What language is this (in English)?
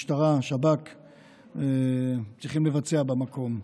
Hebrew